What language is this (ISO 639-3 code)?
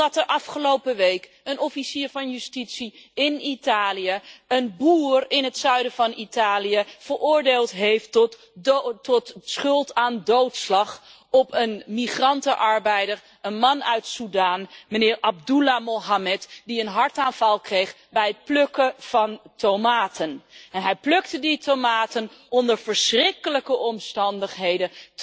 nld